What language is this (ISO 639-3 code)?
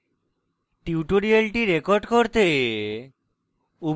ben